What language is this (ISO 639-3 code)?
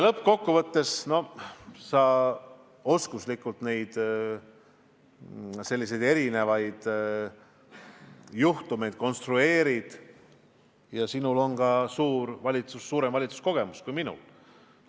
est